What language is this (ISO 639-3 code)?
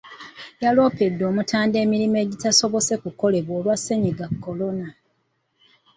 lug